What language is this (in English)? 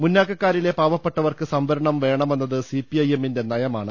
Malayalam